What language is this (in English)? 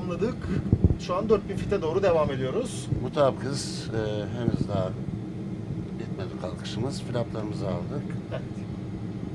Turkish